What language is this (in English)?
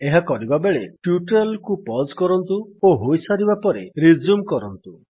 Odia